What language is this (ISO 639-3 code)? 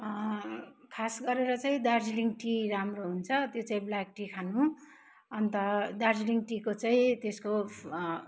nep